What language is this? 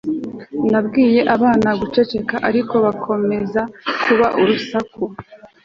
Kinyarwanda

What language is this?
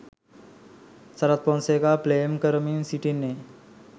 Sinhala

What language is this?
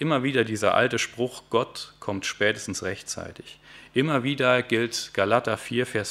German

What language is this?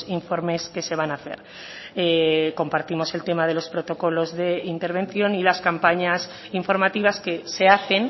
Spanish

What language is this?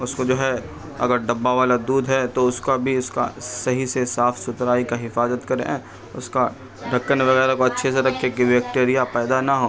Urdu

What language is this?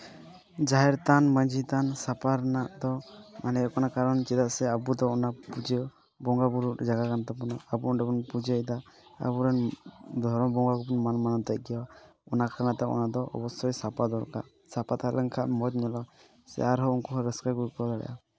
Santali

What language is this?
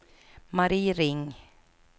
Swedish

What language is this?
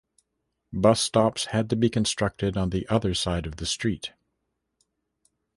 English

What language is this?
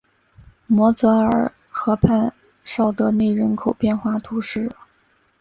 Chinese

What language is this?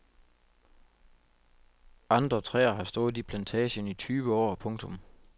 Danish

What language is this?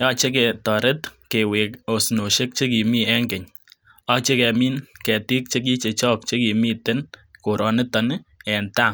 Kalenjin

